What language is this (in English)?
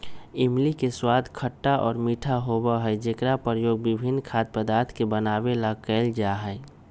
Magahi